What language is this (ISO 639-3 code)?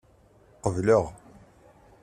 kab